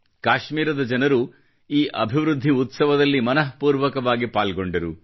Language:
Kannada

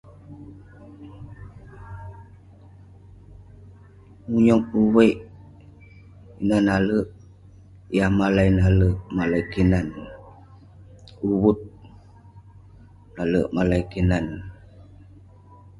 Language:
Western Penan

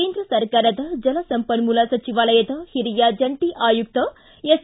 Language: Kannada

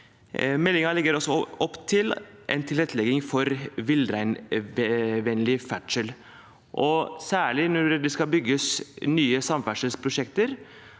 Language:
Norwegian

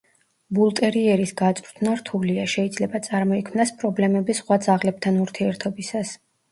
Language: Georgian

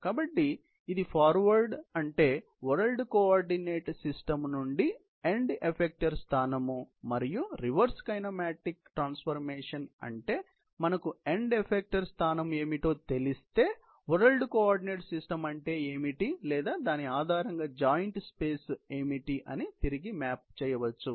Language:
Telugu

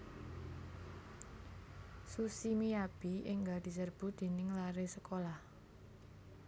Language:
Javanese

